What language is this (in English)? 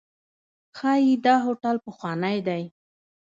Pashto